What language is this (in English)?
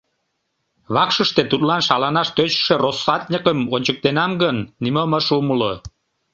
Mari